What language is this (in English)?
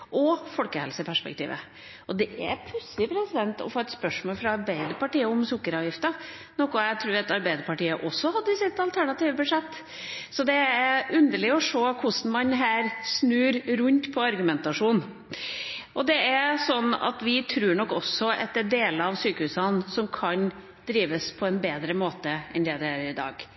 Norwegian Bokmål